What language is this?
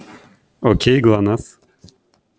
Russian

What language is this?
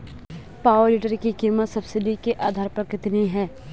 Hindi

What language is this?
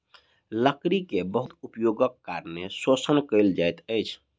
Maithili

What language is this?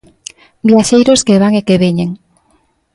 Galician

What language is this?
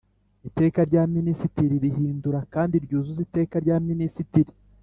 Kinyarwanda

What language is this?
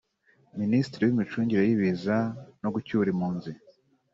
Kinyarwanda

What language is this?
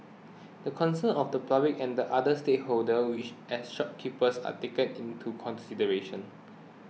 English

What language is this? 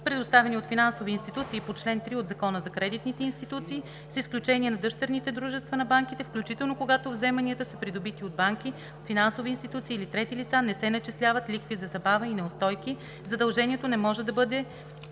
Bulgarian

